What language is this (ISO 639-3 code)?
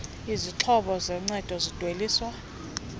xho